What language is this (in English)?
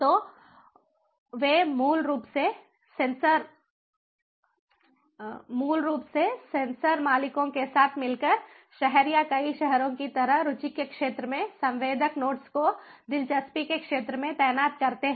Hindi